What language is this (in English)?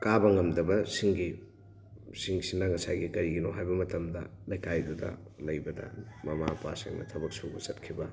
Manipuri